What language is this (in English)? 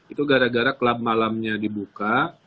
Indonesian